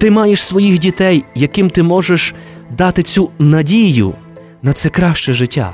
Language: Ukrainian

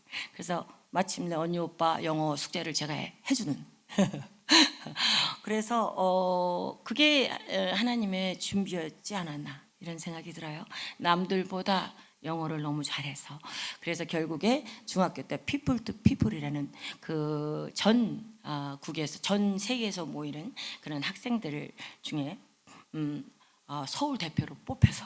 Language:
Korean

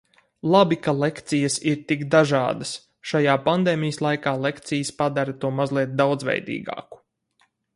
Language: Latvian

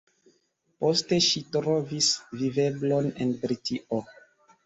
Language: Esperanto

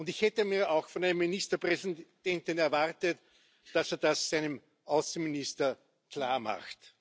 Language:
German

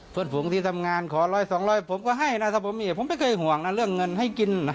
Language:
Thai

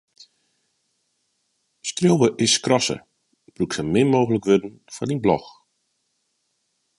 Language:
Western Frisian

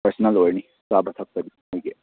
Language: Manipuri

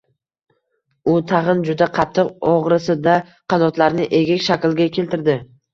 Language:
Uzbek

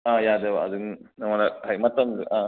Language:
Manipuri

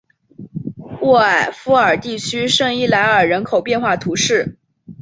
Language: Chinese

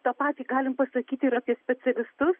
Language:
Lithuanian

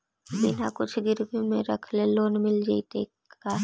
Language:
Magahi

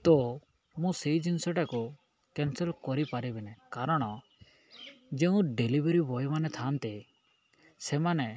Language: Odia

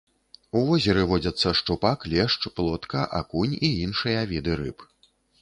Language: Belarusian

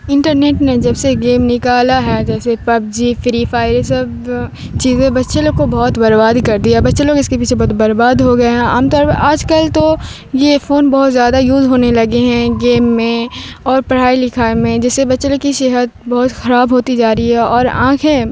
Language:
Urdu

